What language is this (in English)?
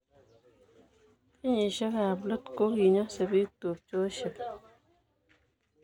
Kalenjin